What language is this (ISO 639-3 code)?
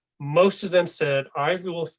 eng